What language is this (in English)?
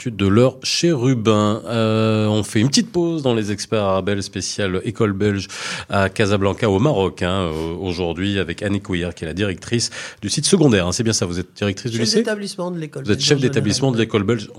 French